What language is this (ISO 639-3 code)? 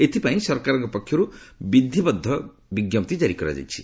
ori